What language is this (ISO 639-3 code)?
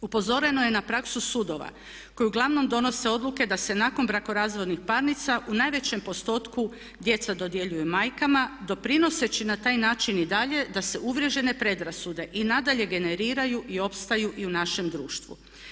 hrv